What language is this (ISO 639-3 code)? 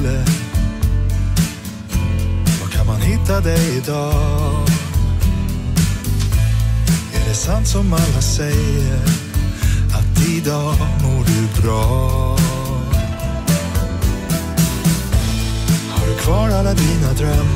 nld